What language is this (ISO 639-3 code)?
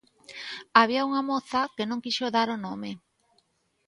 glg